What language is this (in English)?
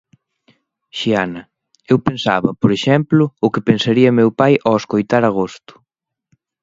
Galician